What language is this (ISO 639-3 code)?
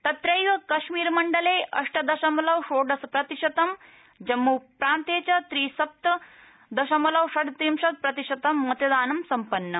san